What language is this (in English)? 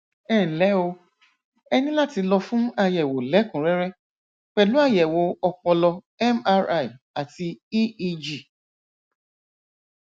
Yoruba